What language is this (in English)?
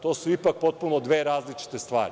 Serbian